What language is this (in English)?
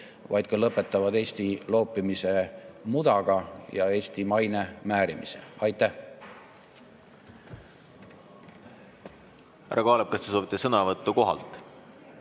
Estonian